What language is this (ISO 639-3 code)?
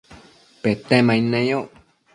mcf